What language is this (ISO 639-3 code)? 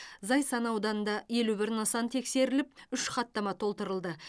kaz